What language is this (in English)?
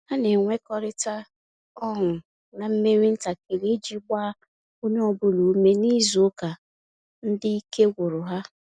Igbo